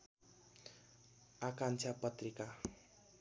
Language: Nepali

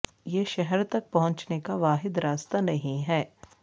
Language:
Urdu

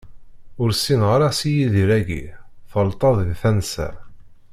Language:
Kabyle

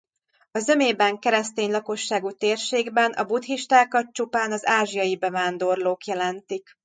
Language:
Hungarian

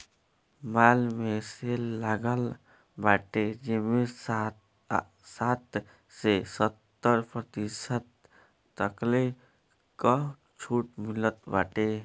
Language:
Bhojpuri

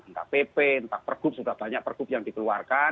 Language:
Indonesian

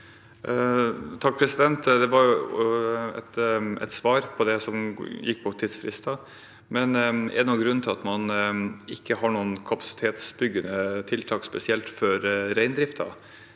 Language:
Norwegian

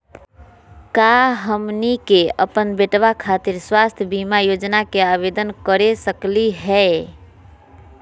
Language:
Magahi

